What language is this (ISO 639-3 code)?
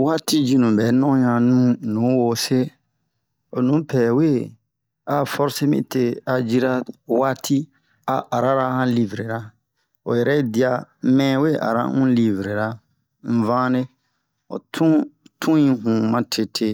bmq